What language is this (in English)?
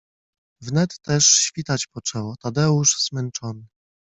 Polish